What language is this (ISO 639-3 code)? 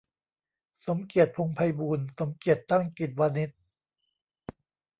tha